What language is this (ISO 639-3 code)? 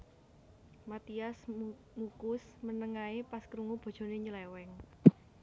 jav